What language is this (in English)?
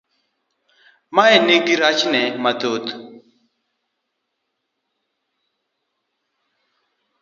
Luo (Kenya and Tanzania)